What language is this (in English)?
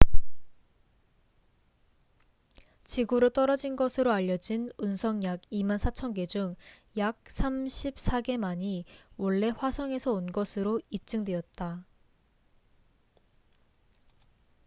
Korean